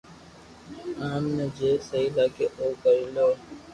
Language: Loarki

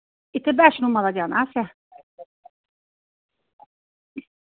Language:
Dogri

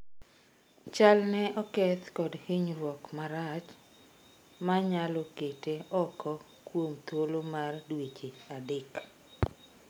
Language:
Luo (Kenya and Tanzania)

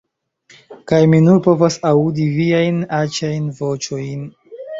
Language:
Esperanto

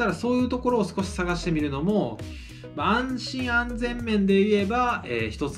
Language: Japanese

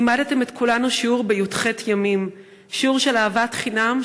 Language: Hebrew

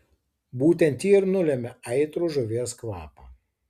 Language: Lithuanian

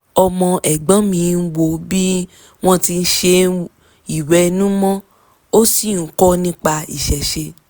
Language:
Yoruba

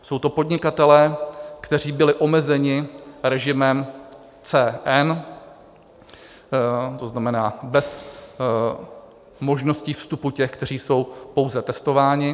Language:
Czech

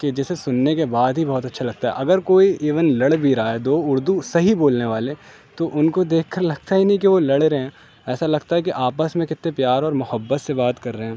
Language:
Urdu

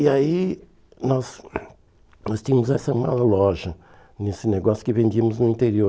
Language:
Portuguese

